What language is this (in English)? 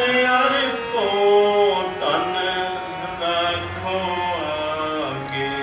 Punjabi